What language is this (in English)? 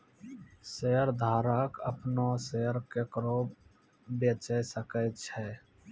Maithili